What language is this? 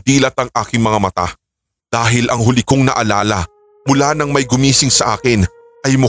Filipino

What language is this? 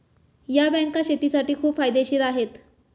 Marathi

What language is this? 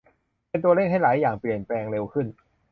Thai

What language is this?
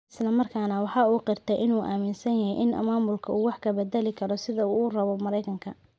Somali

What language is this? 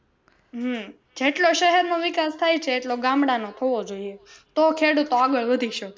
Gujarati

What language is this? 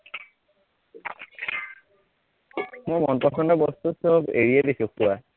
Assamese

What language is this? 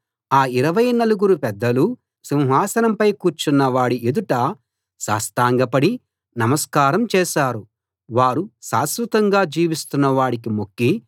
Telugu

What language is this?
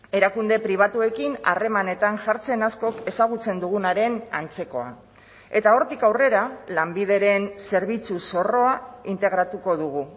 Basque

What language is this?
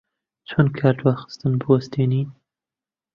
Central Kurdish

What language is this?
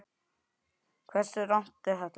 Icelandic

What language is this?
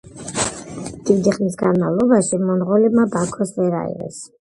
Georgian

